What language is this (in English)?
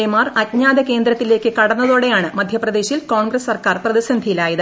Malayalam